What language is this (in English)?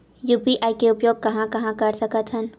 Chhattisgarhi